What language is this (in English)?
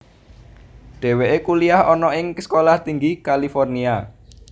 Javanese